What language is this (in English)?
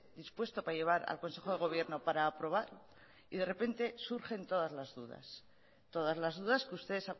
Spanish